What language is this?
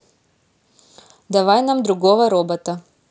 Russian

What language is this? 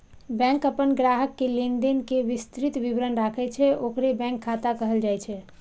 Maithili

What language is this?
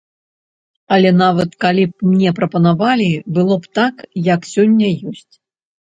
Belarusian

